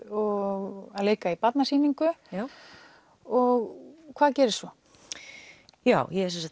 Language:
Icelandic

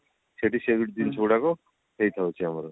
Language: Odia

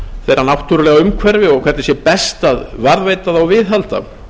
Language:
Icelandic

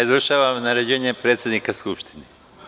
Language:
Serbian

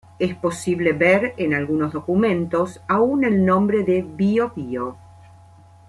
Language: Spanish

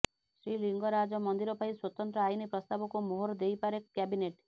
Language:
Odia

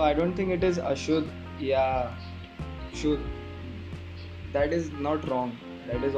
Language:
Hindi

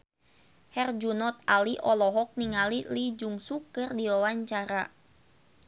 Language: Sundanese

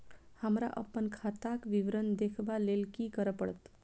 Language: Maithili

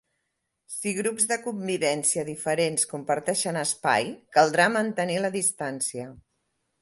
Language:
Catalan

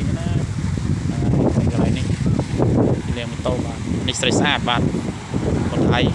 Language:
Thai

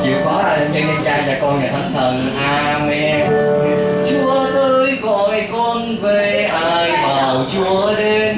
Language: Vietnamese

